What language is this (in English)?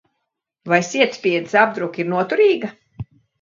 Latvian